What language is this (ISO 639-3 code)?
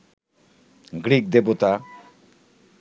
ben